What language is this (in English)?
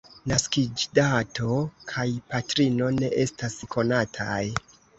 Esperanto